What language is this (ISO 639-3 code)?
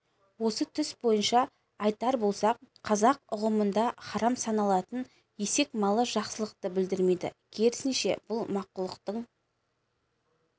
kaz